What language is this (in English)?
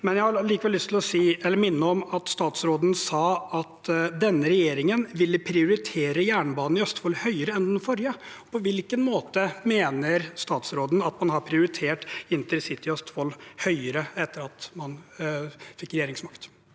Norwegian